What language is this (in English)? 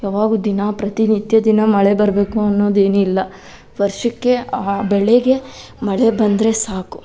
Kannada